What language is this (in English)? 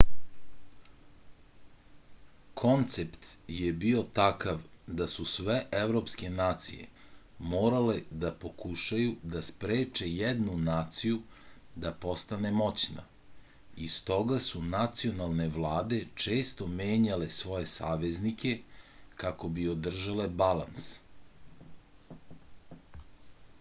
Serbian